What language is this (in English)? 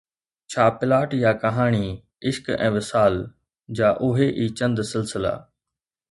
Sindhi